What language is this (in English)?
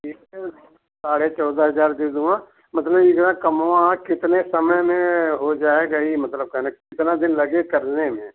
Hindi